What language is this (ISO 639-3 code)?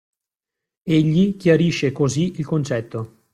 ita